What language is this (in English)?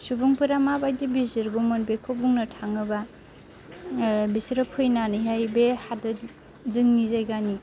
Bodo